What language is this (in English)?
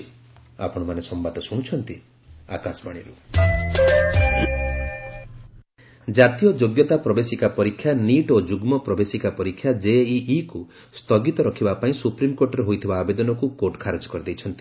Odia